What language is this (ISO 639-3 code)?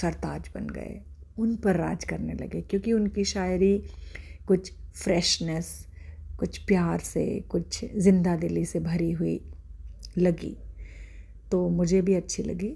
hin